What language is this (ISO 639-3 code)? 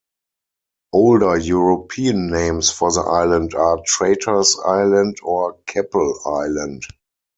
eng